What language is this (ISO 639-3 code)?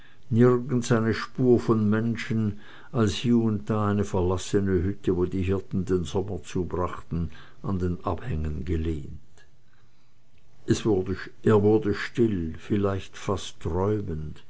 deu